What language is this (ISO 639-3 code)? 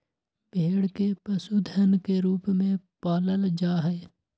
mag